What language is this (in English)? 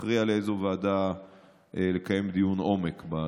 Hebrew